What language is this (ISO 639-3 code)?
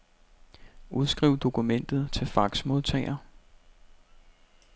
dan